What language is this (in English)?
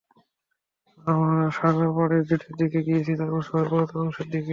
Bangla